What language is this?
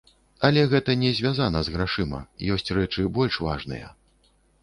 Belarusian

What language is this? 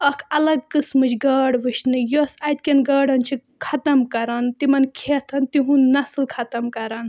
Kashmiri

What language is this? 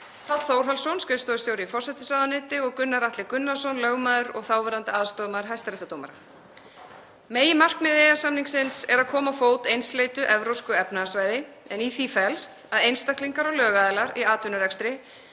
Icelandic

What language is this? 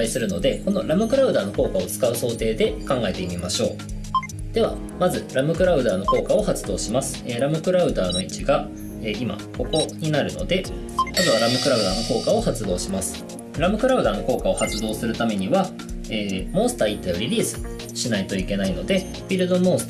Japanese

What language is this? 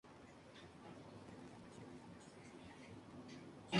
Spanish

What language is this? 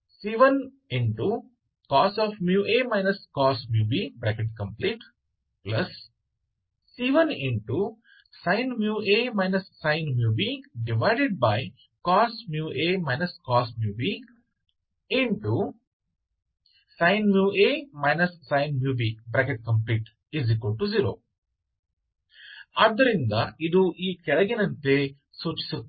Kannada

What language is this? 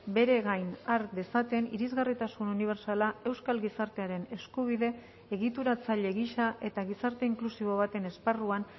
Basque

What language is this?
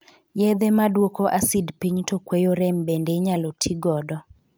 Luo (Kenya and Tanzania)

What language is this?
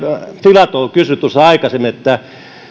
Finnish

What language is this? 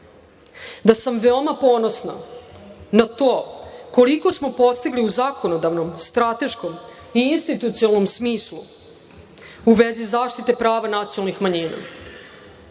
Serbian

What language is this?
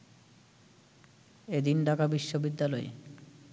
Bangla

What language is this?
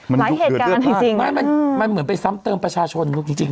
Thai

